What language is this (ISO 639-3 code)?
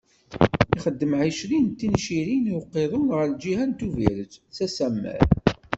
kab